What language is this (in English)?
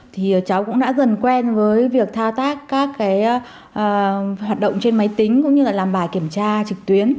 Vietnamese